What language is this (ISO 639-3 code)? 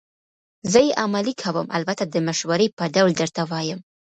pus